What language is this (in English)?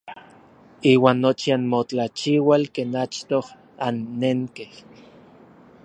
Orizaba Nahuatl